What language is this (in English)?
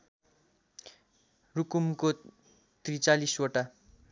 Nepali